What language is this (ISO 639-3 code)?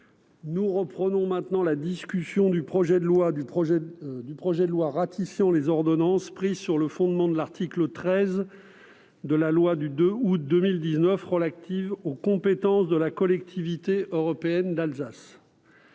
fra